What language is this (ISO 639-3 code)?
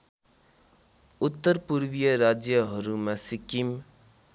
nep